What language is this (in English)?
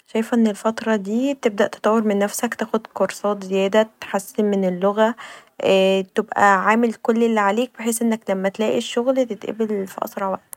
Egyptian Arabic